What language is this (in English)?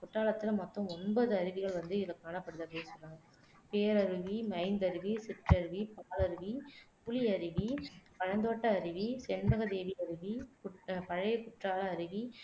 Tamil